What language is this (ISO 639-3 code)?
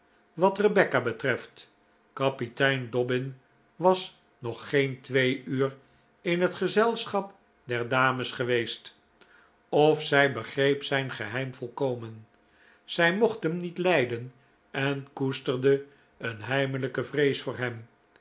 nld